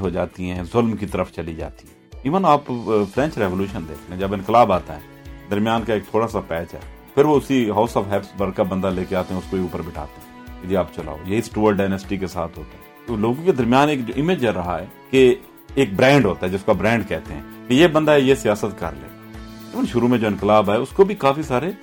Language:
Urdu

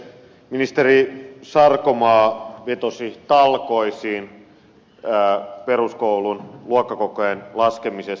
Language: Finnish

